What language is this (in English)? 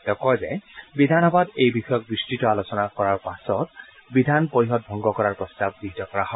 Assamese